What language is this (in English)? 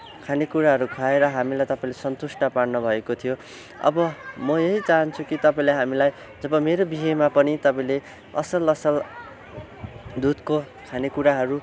Nepali